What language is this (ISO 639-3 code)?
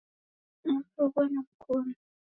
dav